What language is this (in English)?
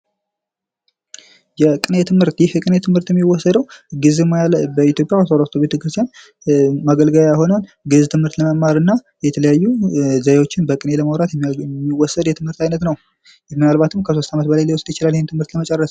Amharic